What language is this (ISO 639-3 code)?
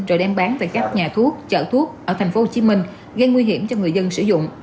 vie